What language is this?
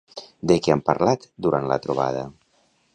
Catalan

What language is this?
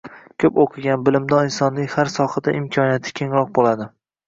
Uzbek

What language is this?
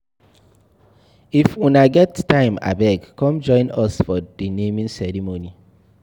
Nigerian Pidgin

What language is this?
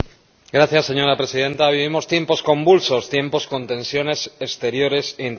Spanish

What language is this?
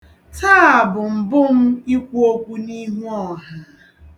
Igbo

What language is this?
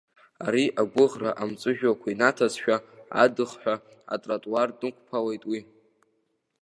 Abkhazian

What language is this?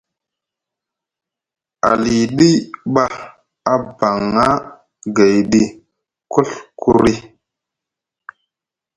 Musgu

